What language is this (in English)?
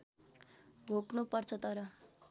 Nepali